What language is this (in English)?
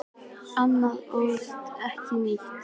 Icelandic